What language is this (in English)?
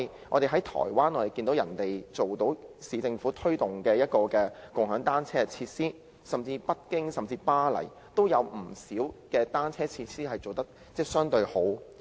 Cantonese